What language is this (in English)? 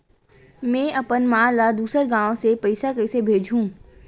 Chhattisgarhi